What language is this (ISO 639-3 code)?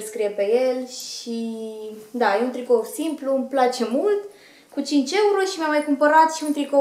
ron